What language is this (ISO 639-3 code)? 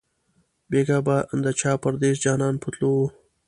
pus